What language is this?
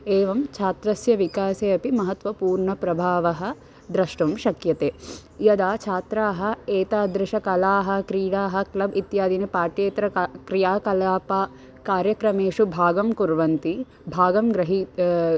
Sanskrit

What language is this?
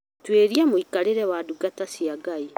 Kikuyu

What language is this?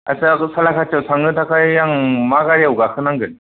Bodo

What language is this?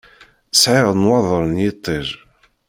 Kabyle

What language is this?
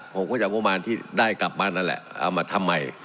Thai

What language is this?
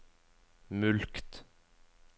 Norwegian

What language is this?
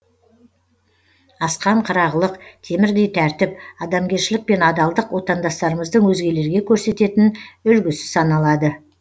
Kazakh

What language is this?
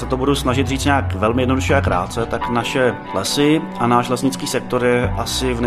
Czech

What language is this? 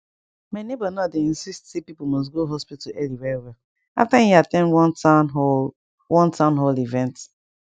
Nigerian Pidgin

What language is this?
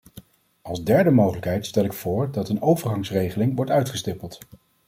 Dutch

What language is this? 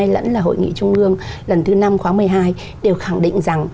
Vietnamese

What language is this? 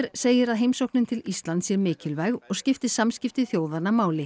Icelandic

